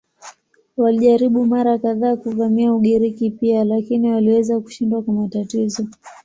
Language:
Swahili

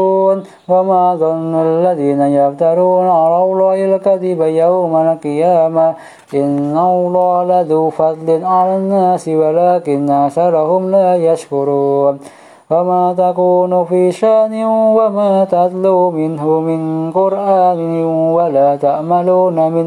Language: Arabic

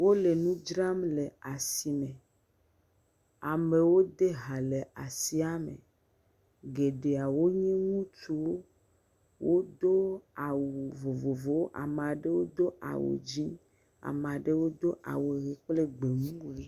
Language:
Ewe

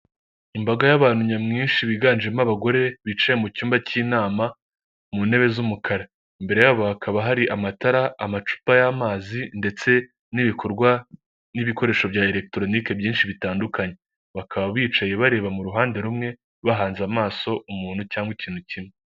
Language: Kinyarwanda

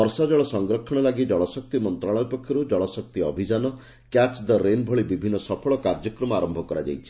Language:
Odia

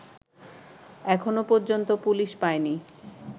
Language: Bangla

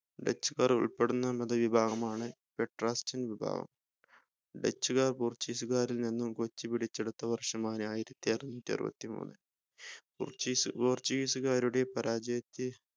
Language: Malayalam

